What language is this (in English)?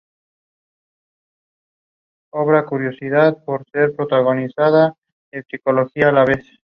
Spanish